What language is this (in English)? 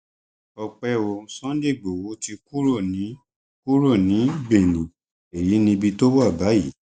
Yoruba